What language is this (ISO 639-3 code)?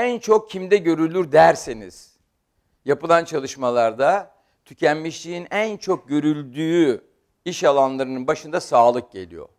tur